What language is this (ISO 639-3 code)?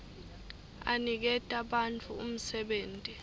ssw